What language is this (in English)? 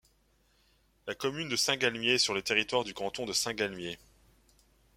French